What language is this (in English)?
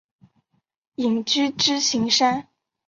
Chinese